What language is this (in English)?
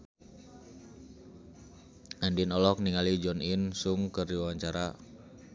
Sundanese